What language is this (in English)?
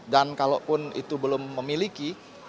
Indonesian